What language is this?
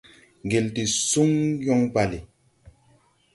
Tupuri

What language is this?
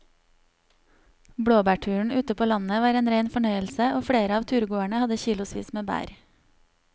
Norwegian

